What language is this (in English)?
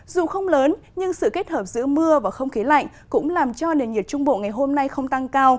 Vietnamese